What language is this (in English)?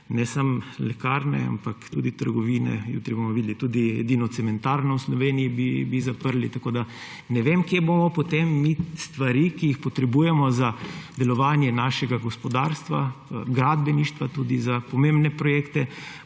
Slovenian